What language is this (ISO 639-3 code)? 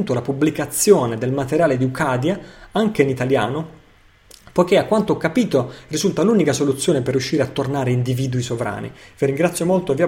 ita